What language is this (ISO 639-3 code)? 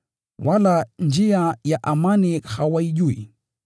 swa